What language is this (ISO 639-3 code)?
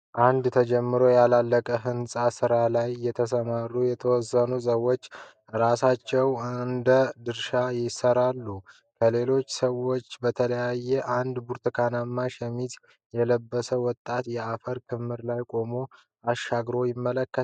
amh